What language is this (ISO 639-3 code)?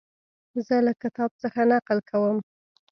pus